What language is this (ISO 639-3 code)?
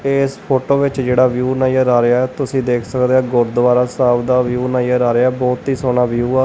pan